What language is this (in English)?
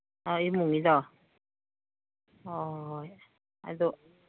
Manipuri